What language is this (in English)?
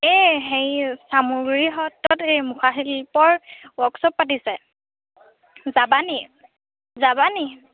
Assamese